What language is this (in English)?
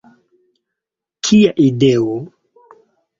Esperanto